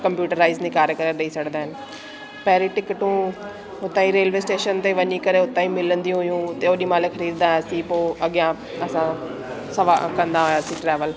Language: Sindhi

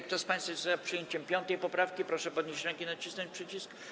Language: Polish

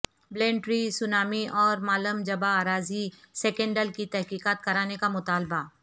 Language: Urdu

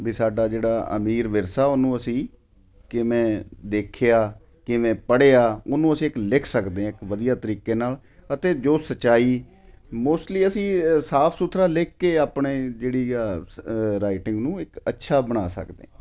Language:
Punjabi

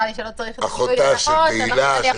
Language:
Hebrew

